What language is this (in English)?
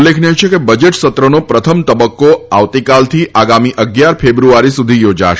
Gujarati